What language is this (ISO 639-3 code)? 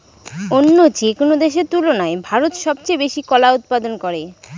ben